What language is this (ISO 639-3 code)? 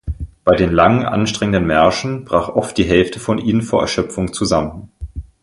deu